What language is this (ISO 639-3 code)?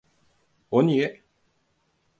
tur